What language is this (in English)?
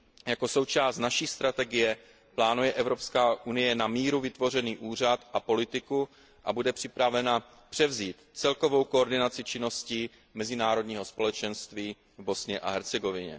Czech